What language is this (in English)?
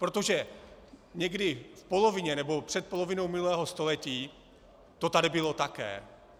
Czech